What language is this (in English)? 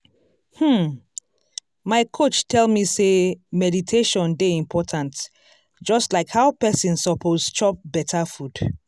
Nigerian Pidgin